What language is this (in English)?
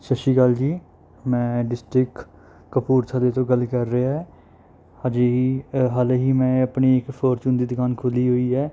Punjabi